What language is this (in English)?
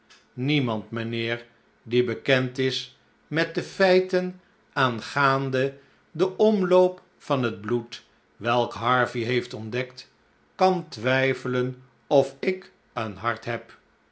Dutch